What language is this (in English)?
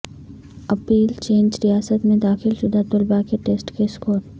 Urdu